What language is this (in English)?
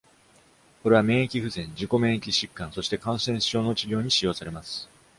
Japanese